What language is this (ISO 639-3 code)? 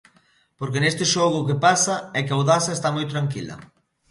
glg